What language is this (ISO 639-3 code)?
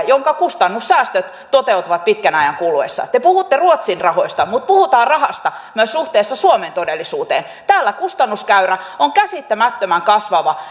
fin